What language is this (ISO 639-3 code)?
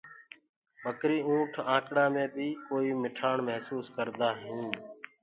ggg